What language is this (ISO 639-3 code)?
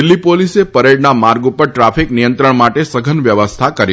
guj